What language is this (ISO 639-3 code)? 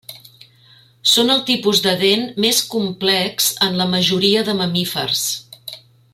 cat